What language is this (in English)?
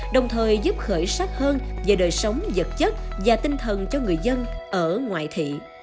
Vietnamese